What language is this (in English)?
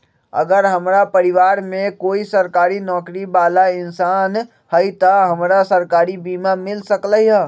Magahi